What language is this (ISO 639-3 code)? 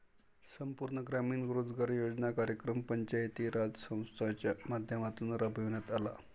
mar